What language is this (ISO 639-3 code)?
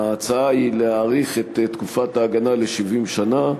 heb